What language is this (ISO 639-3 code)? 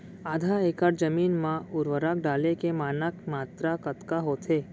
hne